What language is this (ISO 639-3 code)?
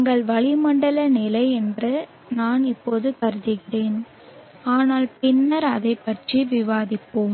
tam